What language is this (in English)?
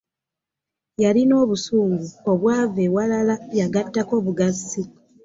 Ganda